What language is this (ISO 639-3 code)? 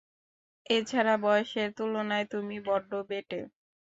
ben